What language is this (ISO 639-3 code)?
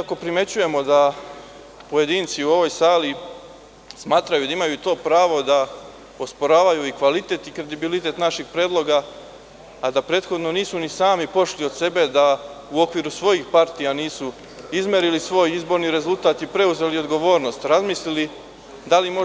srp